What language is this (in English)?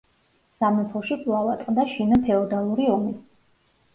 Georgian